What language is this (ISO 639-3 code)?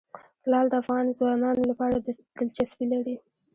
pus